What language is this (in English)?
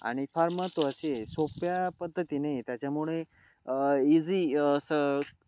Marathi